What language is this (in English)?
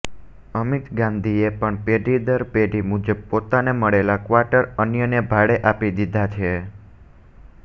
Gujarati